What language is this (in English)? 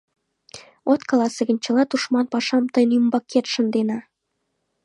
Mari